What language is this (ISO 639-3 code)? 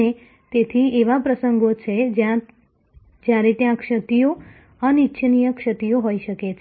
guj